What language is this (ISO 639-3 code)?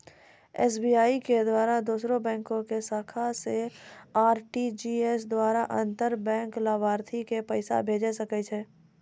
mai